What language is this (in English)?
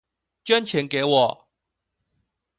Chinese